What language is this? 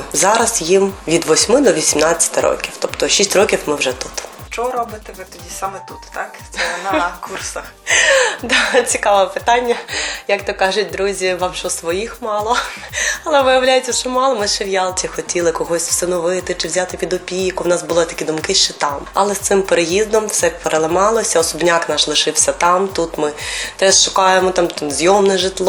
Ukrainian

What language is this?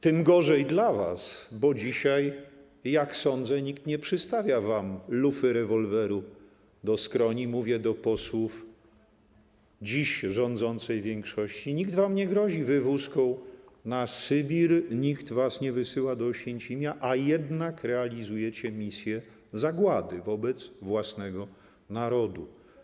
Polish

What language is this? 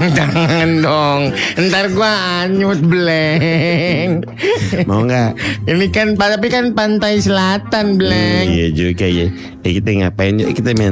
Indonesian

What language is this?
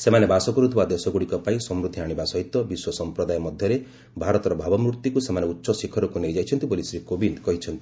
Odia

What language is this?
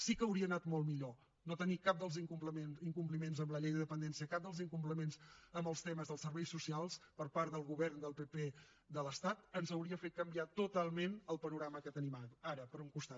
Catalan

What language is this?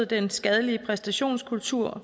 Danish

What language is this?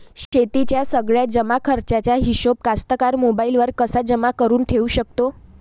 Marathi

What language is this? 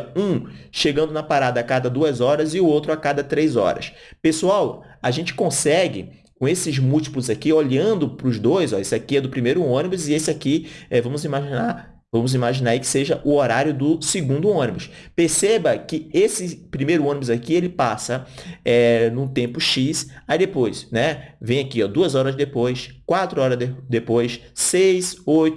Portuguese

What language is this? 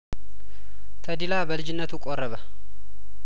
Amharic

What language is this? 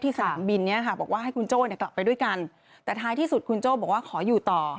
Thai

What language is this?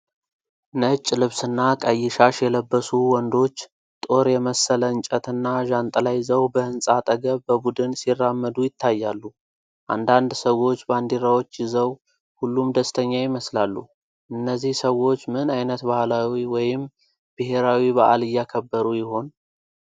Amharic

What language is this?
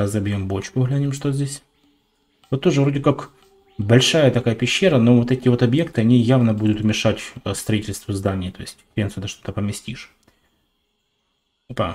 Russian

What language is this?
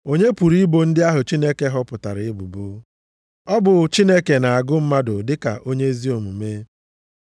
Igbo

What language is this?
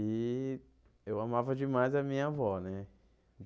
Portuguese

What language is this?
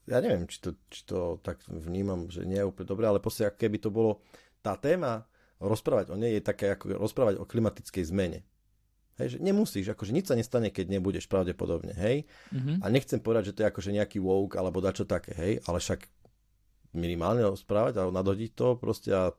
Slovak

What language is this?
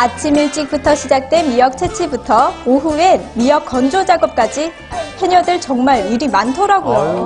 Korean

